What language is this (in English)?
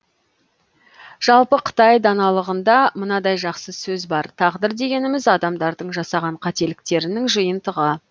Kazakh